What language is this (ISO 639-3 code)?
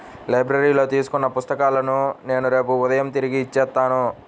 tel